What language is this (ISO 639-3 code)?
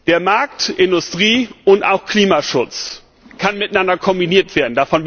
deu